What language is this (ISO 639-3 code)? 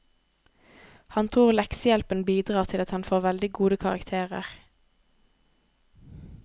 nor